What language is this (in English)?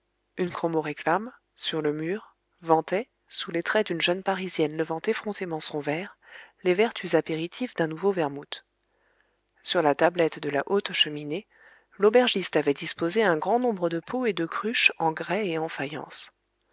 French